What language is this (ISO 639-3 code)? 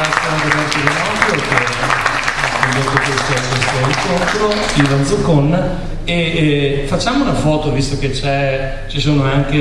ita